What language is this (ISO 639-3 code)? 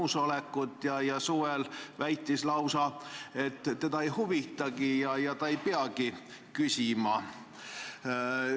est